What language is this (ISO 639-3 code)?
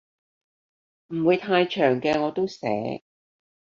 yue